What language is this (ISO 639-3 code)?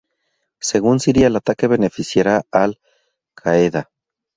spa